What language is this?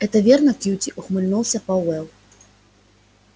Russian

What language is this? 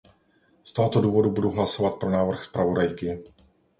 Czech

